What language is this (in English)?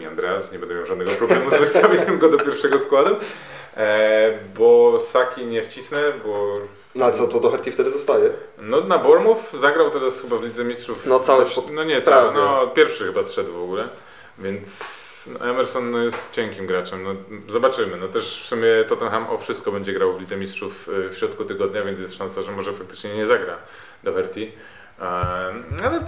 Polish